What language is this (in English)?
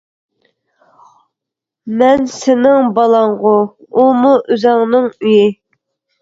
Uyghur